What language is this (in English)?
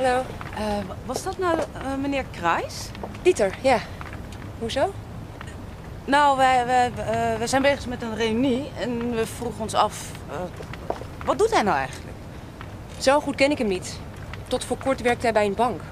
Dutch